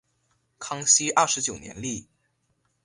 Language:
Chinese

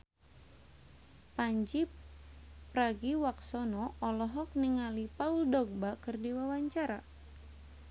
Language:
Sundanese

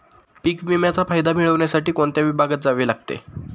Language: Marathi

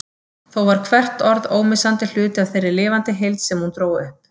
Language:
Icelandic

